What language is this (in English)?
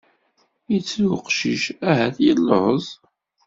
Kabyle